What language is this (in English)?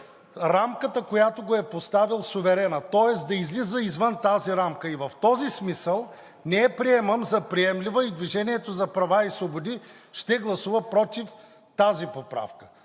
Bulgarian